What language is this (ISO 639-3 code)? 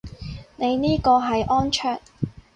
yue